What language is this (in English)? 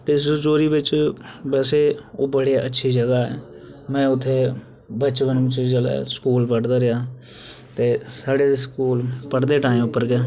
Dogri